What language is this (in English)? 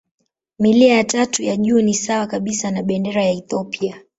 Swahili